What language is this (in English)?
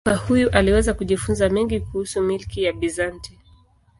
Swahili